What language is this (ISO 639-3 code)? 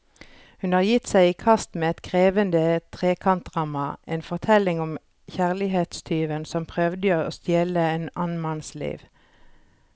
nor